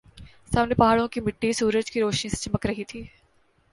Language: Urdu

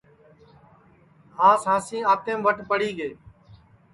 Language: Sansi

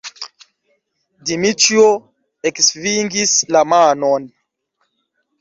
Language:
Esperanto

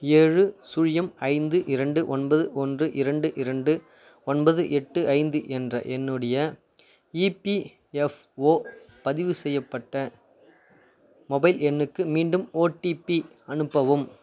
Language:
Tamil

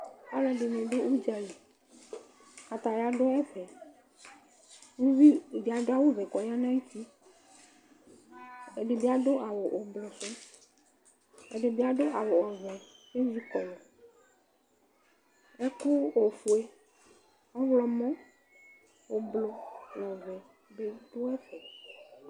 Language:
Ikposo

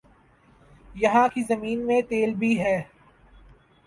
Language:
Urdu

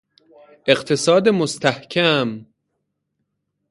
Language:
Persian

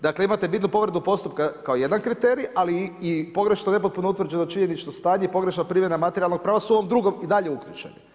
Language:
Croatian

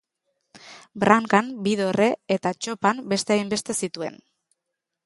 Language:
Basque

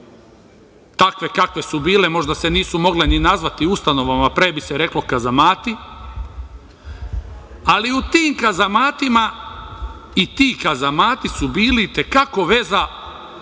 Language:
Serbian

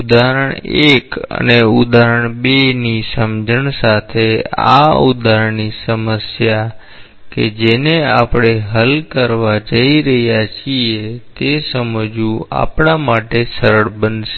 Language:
Gujarati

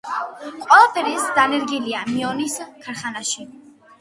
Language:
Georgian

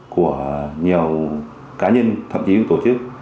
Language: Vietnamese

